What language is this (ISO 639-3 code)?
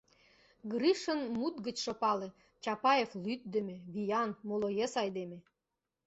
chm